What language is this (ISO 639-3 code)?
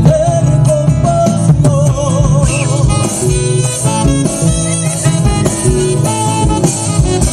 ara